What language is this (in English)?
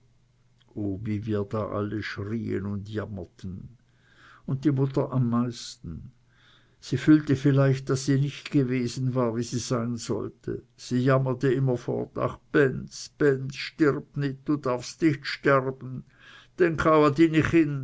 German